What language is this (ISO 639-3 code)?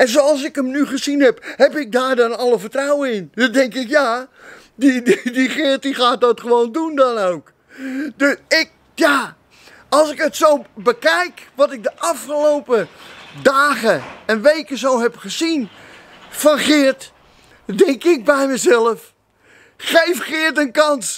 nld